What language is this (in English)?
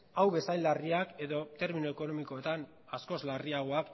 Basque